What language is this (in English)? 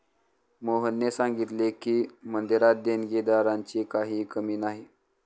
Marathi